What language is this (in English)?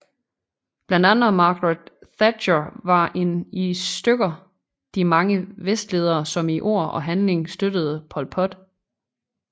Danish